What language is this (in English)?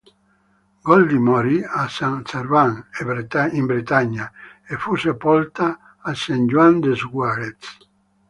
Italian